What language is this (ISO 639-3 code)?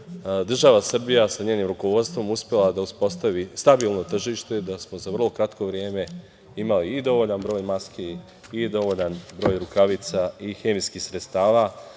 srp